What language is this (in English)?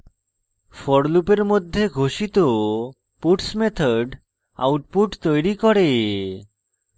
Bangla